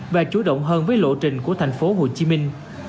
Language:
Vietnamese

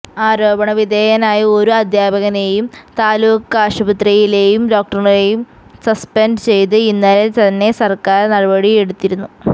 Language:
Malayalam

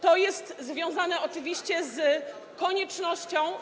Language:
Polish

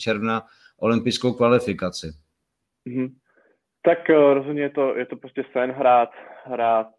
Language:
Czech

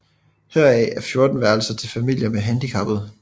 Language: Danish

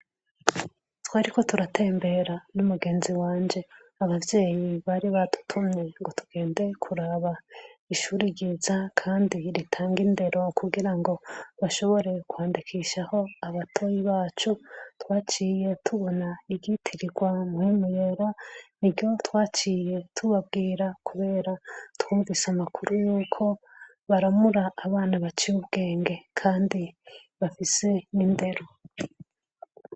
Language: Rundi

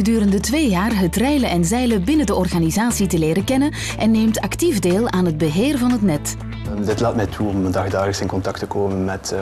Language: Dutch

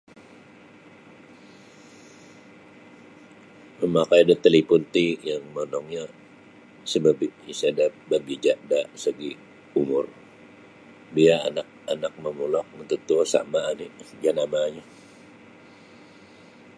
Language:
Sabah Bisaya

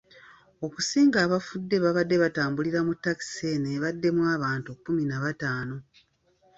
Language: Ganda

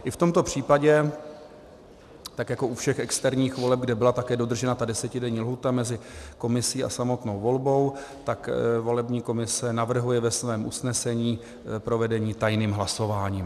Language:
Czech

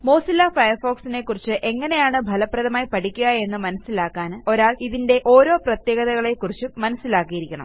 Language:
Malayalam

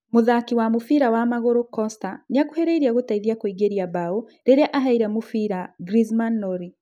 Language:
Kikuyu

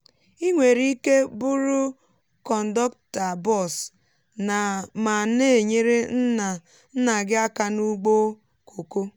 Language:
Igbo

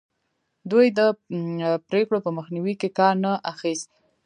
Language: Pashto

